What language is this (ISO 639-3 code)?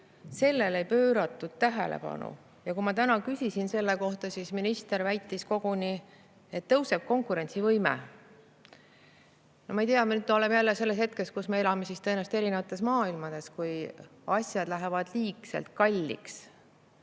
est